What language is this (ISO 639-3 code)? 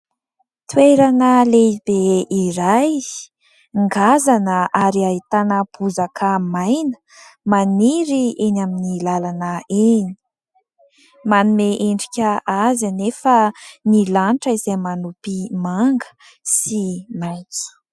mlg